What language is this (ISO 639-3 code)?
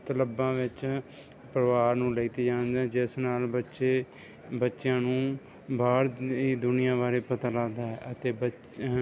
pan